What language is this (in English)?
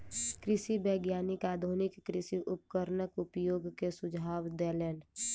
Maithili